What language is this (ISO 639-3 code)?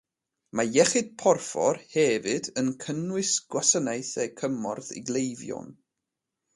cym